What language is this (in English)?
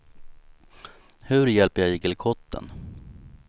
Swedish